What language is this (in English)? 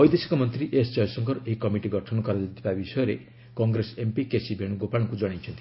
Odia